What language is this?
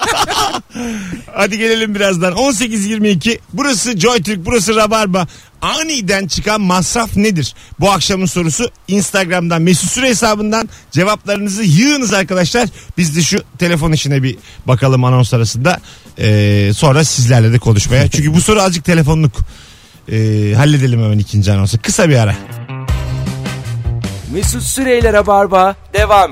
Turkish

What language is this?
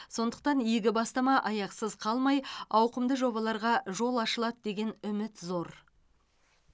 Kazakh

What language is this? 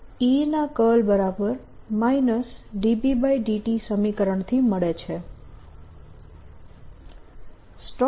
Gujarati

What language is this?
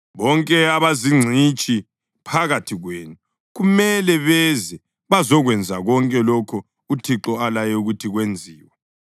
North Ndebele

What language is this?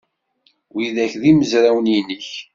Kabyle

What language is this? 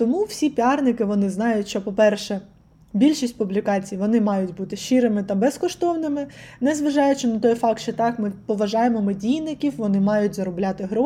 Ukrainian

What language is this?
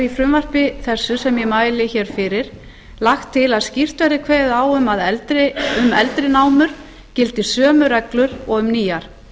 Icelandic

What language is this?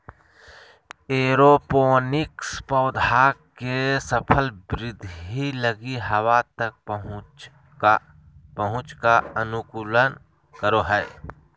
Magahi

